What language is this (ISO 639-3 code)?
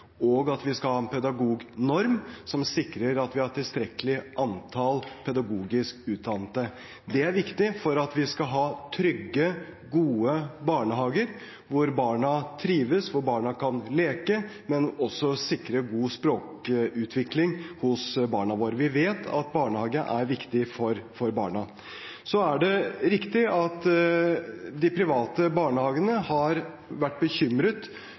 nob